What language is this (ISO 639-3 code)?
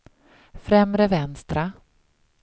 swe